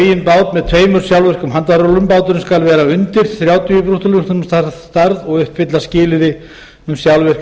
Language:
Icelandic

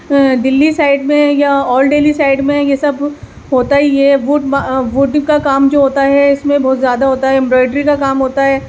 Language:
Urdu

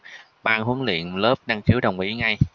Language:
Vietnamese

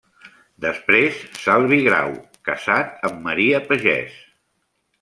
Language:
Catalan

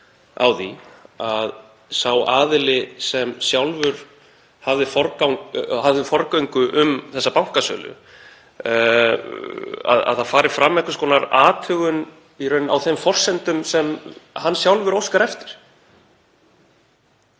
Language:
Icelandic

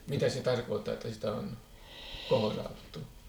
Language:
Finnish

